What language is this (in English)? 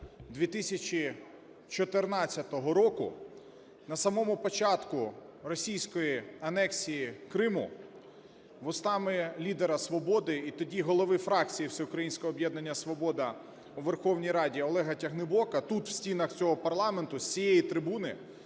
Ukrainian